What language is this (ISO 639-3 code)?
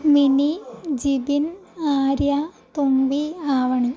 mal